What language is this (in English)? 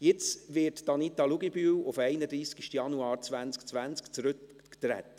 Swiss German